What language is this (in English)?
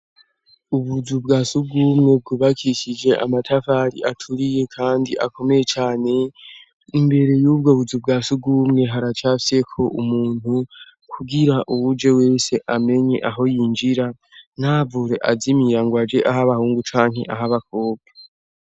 Rundi